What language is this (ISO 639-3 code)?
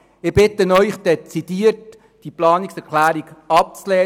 gsw